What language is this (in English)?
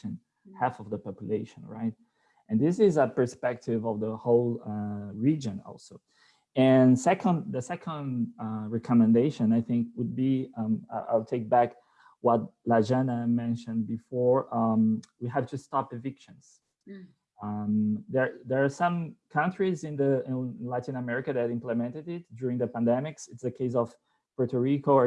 English